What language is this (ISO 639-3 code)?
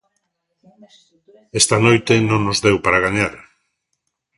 glg